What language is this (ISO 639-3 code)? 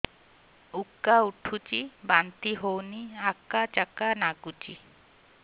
ori